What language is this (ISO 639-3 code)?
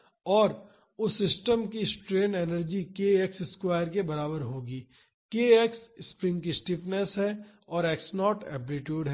hin